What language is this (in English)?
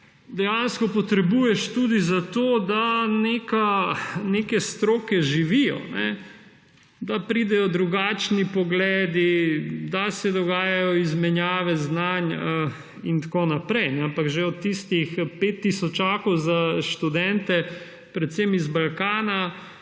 Slovenian